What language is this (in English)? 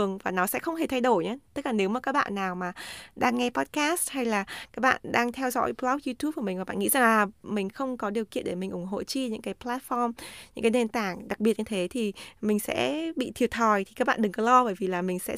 Vietnamese